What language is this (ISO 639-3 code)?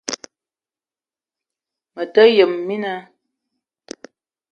eto